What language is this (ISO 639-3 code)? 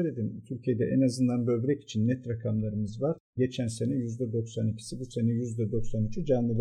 tur